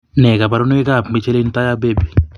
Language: Kalenjin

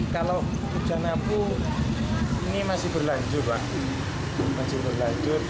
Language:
Indonesian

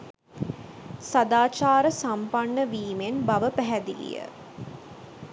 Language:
Sinhala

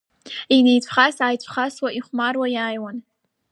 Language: Abkhazian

